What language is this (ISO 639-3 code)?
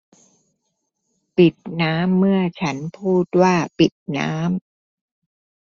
tha